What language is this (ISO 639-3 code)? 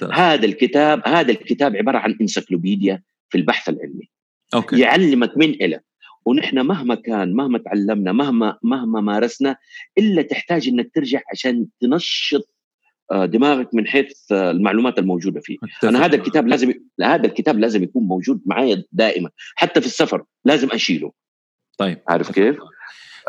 ara